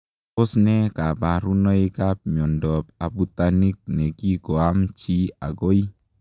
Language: Kalenjin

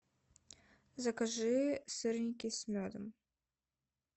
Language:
Russian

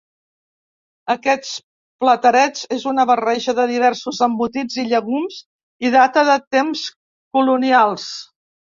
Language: Catalan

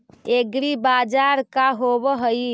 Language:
Magahi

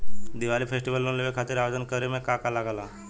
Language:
Bhojpuri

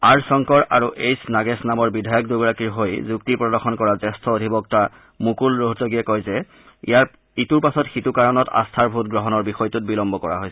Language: Assamese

